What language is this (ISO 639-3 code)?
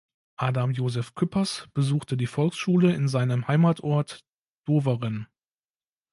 deu